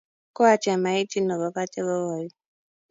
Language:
Kalenjin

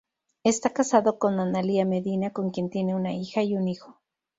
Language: Spanish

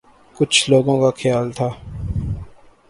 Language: Urdu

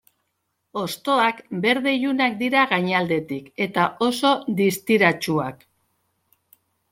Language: Basque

